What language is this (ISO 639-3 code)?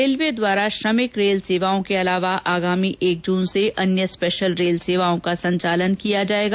hin